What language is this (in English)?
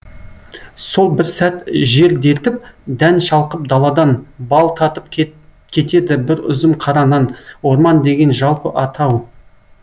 Kazakh